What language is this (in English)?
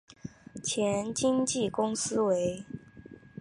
Chinese